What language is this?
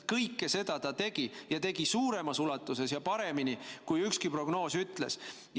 Estonian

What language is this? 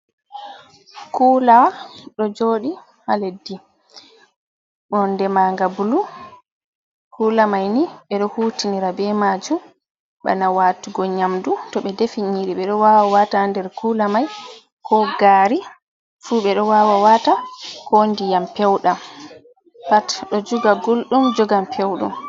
Fula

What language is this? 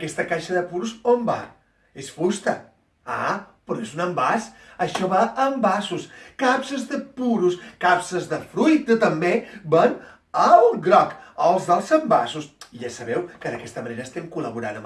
Catalan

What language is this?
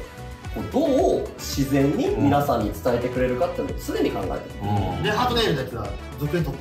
Japanese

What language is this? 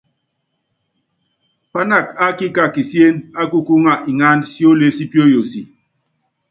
Yangben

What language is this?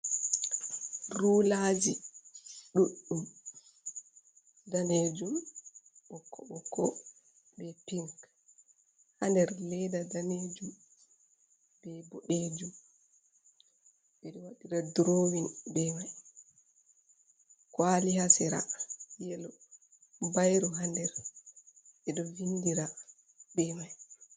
Fula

